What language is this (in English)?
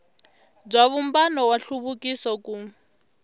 Tsonga